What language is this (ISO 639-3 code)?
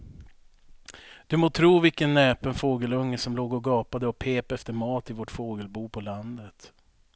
swe